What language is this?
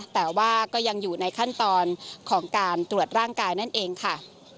Thai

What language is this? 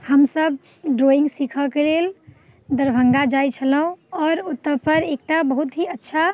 Maithili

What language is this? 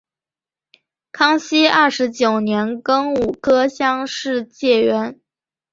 Chinese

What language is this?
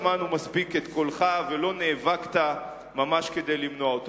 Hebrew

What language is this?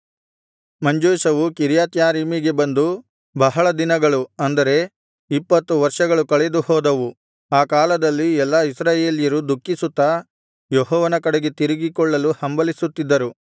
Kannada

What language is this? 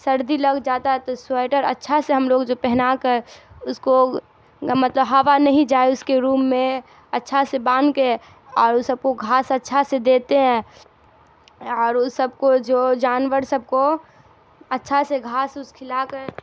Urdu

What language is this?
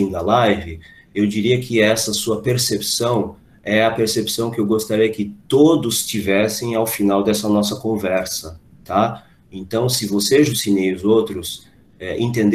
Portuguese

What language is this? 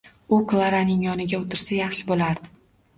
Uzbek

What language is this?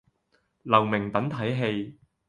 Cantonese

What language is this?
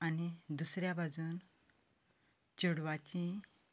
Konkani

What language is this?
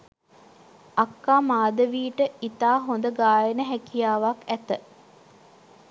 Sinhala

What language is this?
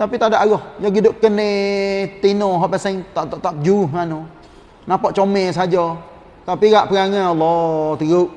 Malay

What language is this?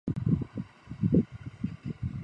Urdu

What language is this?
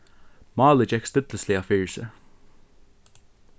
Faroese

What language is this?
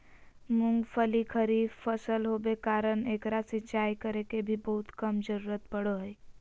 Magahi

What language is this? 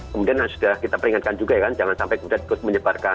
Indonesian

